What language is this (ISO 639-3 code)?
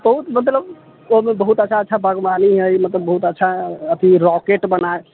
mai